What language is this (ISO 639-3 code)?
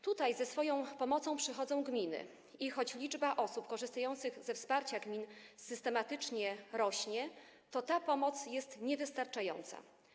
pol